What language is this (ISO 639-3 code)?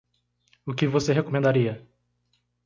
por